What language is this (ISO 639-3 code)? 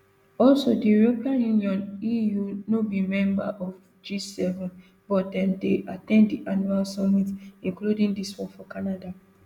pcm